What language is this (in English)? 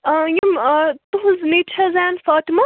Kashmiri